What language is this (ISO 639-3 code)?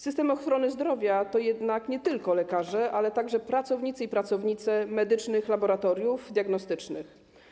pol